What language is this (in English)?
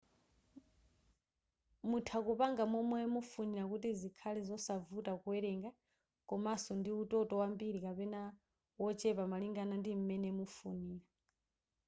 Nyanja